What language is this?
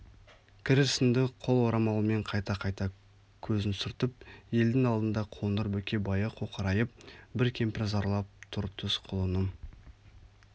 Kazakh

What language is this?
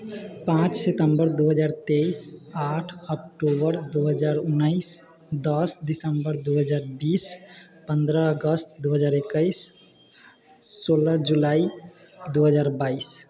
Maithili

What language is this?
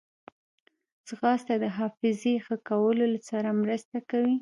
Pashto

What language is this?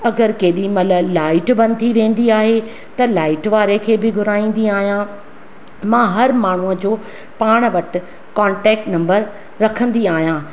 Sindhi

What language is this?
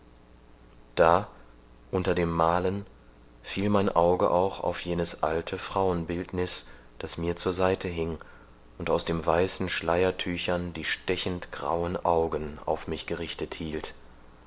German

